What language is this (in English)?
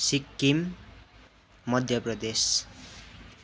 Nepali